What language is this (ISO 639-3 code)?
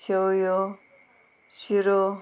kok